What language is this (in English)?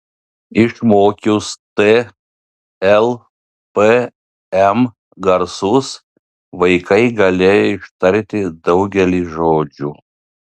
Lithuanian